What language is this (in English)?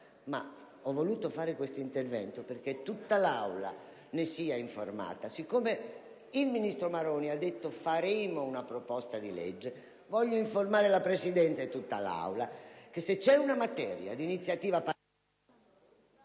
Italian